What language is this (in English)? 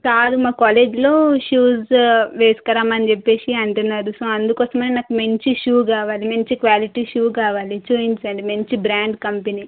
Telugu